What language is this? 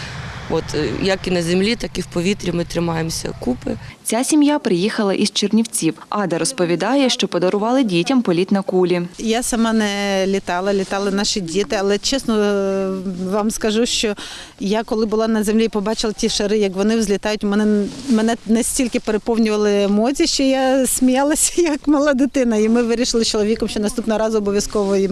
Ukrainian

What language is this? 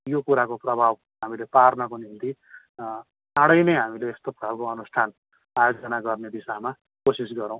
Nepali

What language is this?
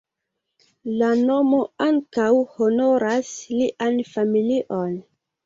Esperanto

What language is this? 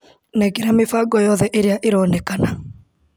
Kikuyu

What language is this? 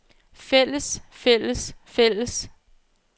Danish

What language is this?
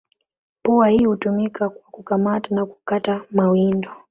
Swahili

